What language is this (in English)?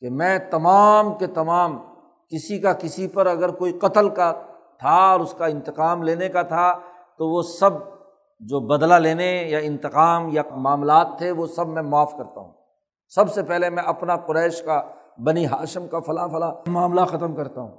Urdu